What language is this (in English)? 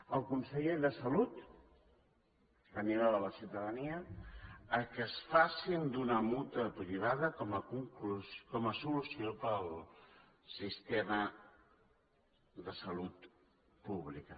Catalan